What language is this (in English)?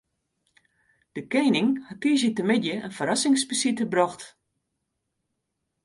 Western Frisian